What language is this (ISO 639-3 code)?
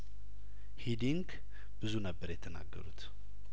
amh